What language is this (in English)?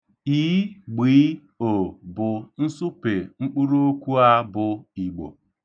Igbo